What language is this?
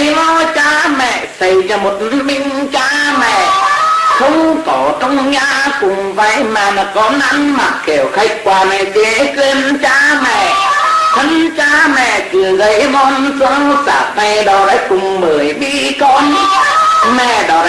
Vietnamese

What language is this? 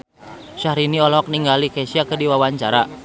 Sundanese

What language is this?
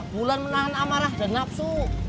Indonesian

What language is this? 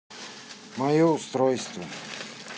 Russian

